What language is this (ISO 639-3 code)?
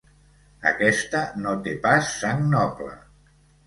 cat